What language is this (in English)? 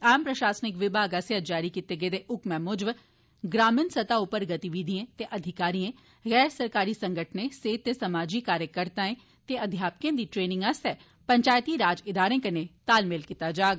Dogri